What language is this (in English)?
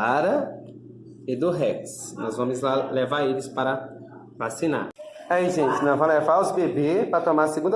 Portuguese